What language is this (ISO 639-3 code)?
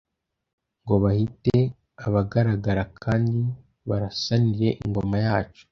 kin